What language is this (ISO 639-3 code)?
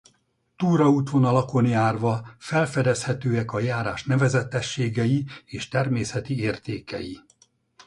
hun